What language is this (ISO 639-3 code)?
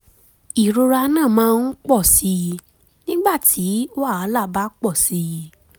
yor